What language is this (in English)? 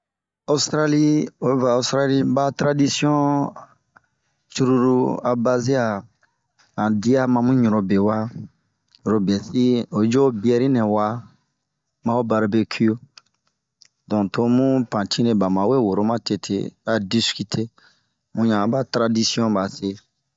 Bomu